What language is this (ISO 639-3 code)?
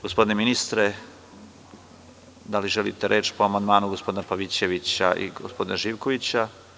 srp